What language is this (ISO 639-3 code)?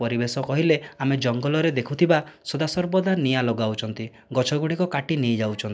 ori